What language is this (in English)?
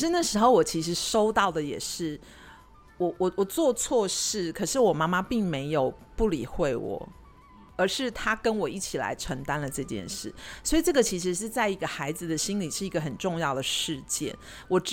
Chinese